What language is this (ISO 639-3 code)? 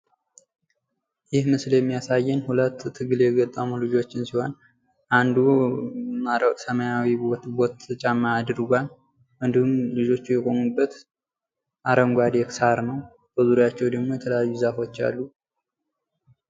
amh